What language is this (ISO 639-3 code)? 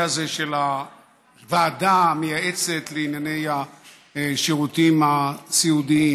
heb